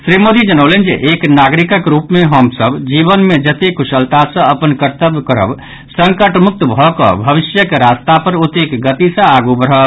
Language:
Maithili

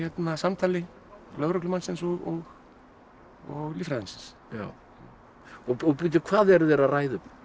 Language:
Icelandic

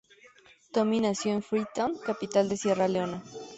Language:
Spanish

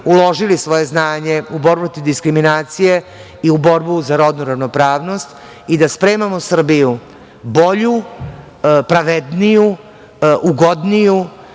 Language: Serbian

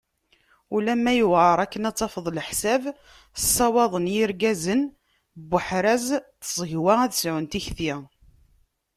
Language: Kabyle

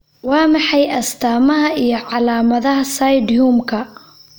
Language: Somali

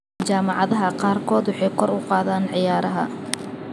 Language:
Somali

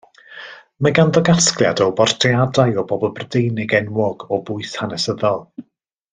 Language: Welsh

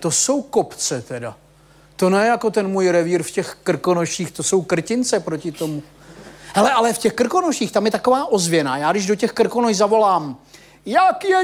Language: Czech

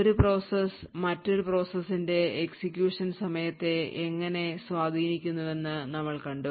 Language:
Malayalam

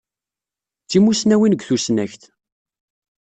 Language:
Kabyle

